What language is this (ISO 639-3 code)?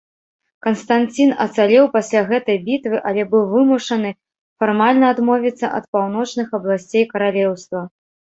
bel